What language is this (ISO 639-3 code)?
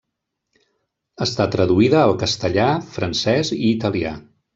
cat